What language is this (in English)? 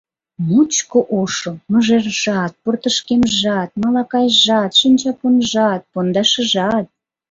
Mari